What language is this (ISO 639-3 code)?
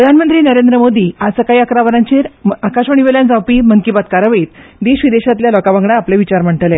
kok